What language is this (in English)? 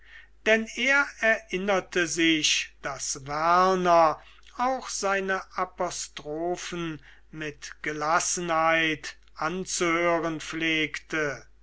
German